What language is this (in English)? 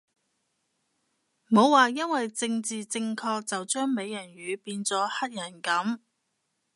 Cantonese